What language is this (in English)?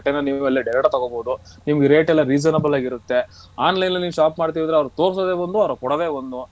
Kannada